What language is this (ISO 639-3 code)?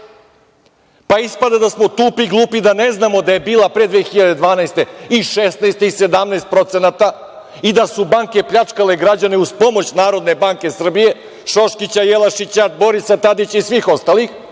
srp